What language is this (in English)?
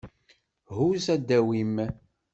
Kabyle